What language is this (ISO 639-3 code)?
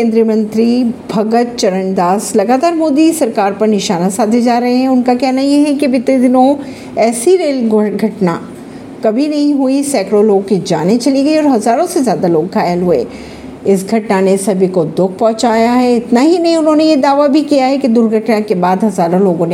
hin